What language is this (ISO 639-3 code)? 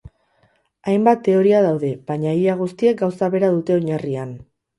eus